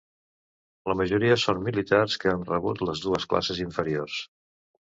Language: Catalan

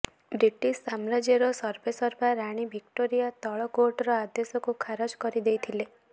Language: Odia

